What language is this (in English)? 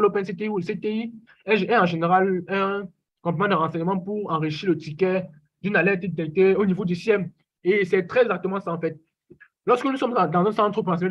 French